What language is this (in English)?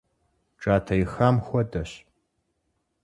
Kabardian